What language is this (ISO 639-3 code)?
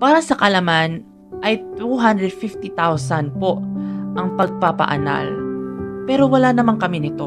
fil